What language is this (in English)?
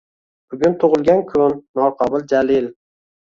Uzbek